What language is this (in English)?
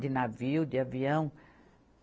Portuguese